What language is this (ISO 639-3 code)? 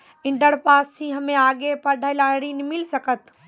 mai